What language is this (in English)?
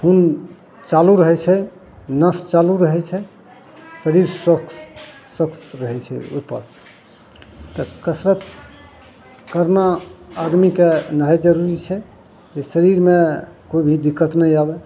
Maithili